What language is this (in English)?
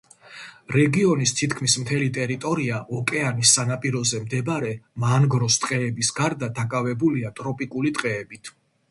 Georgian